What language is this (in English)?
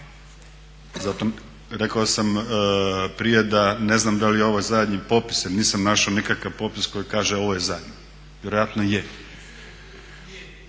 Croatian